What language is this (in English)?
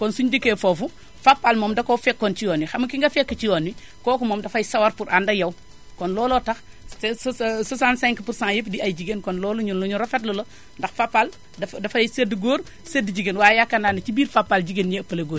Wolof